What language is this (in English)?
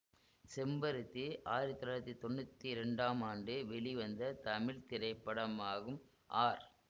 Tamil